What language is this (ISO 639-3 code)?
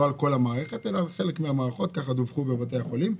heb